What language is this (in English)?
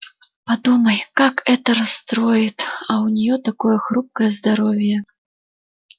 Russian